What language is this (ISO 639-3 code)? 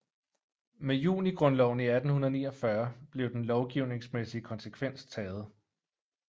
dan